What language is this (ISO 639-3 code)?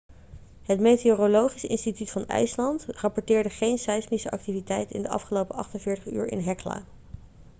nld